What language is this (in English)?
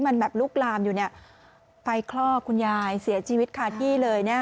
Thai